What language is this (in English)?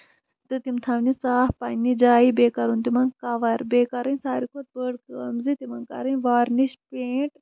Kashmiri